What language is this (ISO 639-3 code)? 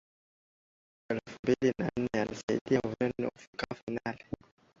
swa